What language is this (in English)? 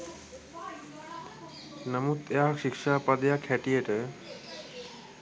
Sinhala